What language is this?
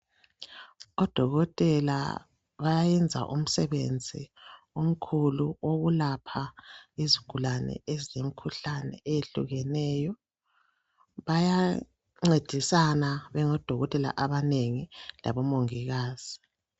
North Ndebele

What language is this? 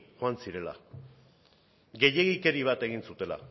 Basque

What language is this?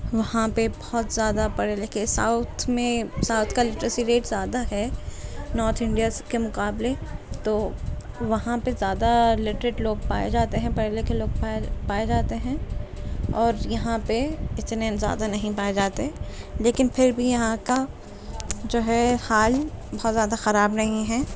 Urdu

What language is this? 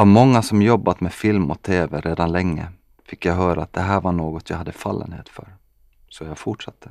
Swedish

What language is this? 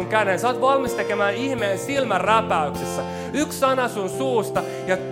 Finnish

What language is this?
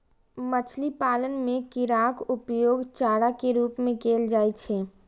Maithili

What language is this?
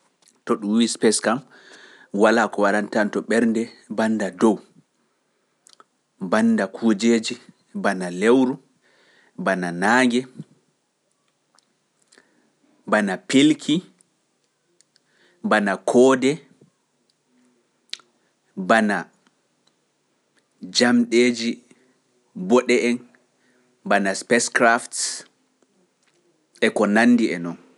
Pular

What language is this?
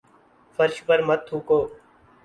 Urdu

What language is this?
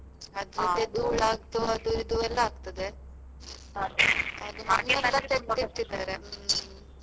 Kannada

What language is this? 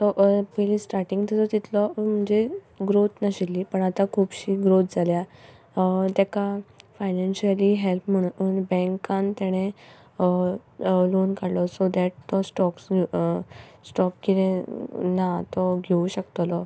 Konkani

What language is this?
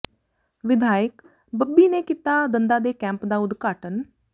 Punjabi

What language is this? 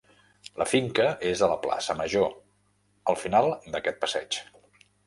Catalan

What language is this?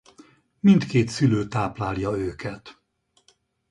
Hungarian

